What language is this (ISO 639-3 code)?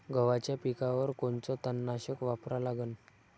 mar